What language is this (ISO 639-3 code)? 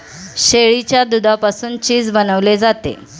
mar